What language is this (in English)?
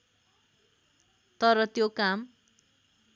Nepali